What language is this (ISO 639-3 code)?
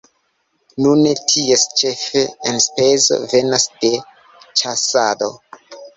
epo